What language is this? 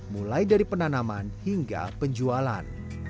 Indonesian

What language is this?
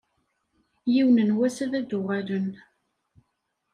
Kabyle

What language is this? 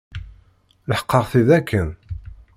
Kabyle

